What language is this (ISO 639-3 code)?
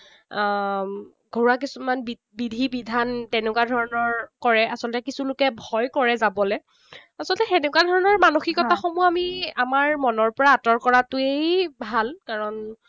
asm